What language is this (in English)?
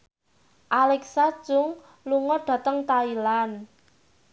Javanese